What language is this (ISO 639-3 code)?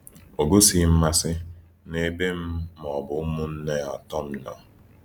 ibo